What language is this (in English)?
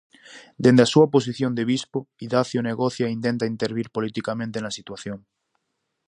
Galician